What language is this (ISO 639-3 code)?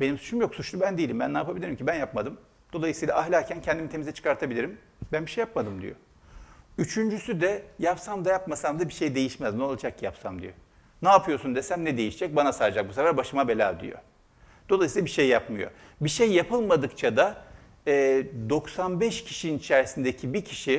tur